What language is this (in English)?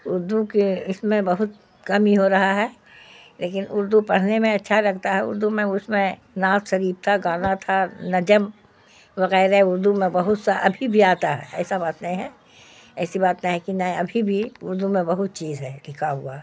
Urdu